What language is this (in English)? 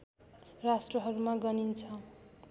Nepali